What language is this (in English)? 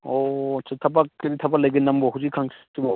Manipuri